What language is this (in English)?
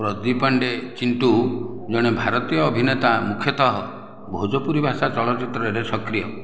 Odia